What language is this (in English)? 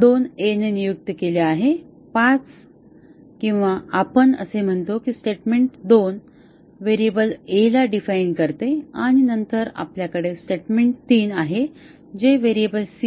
Marathi